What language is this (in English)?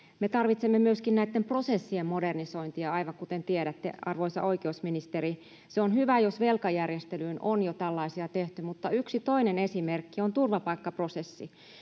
Finnish